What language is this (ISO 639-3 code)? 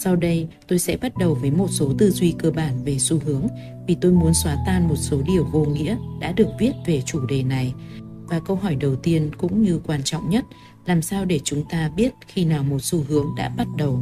vie